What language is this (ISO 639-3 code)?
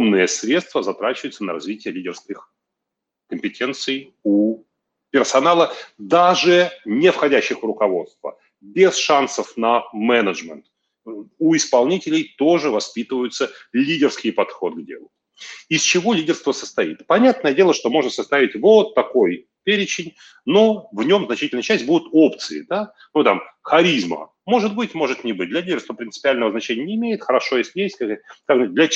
rus